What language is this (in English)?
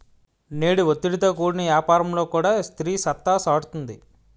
Telugu